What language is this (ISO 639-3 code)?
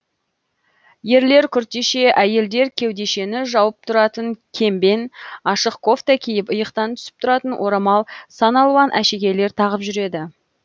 kaz